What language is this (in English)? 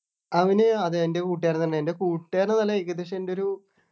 Malayalam